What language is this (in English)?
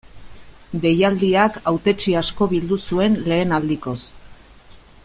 Basque